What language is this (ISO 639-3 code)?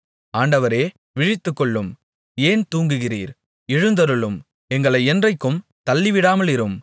tam